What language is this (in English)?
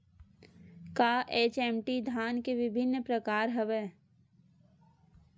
Chhattisgarhi